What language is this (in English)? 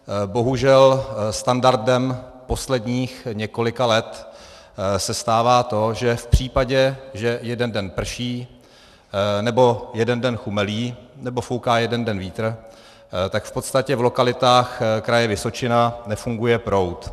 Czech